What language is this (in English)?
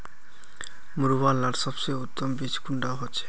Magahi